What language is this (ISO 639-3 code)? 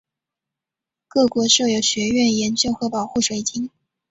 zho